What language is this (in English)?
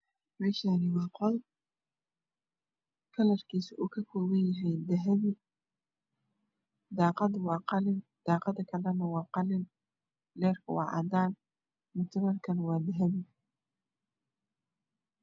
Somali